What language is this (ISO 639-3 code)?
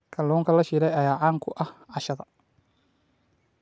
som